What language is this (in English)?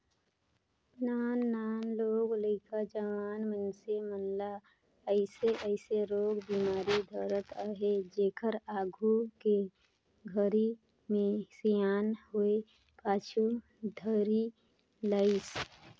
Chhattisgarhi